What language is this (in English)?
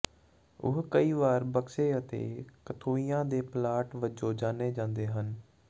Punjabi